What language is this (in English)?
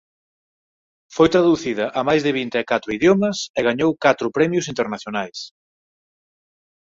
Galician